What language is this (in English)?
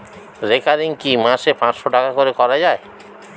Bangla